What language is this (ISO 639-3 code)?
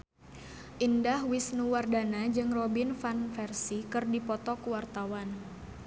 sun